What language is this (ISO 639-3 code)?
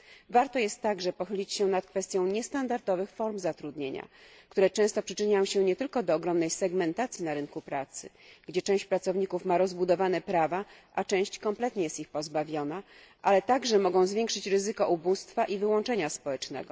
pol